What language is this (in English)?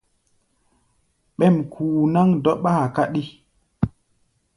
Gbaya